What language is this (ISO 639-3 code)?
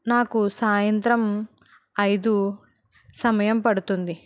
tel